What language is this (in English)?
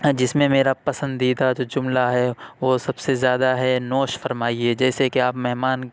Urdu